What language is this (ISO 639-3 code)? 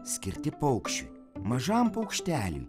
lit